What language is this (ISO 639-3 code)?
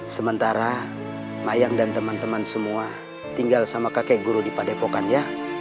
ind